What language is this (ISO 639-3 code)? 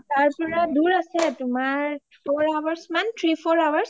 asm